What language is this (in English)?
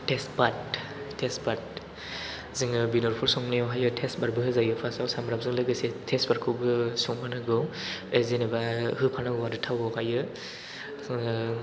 Bodo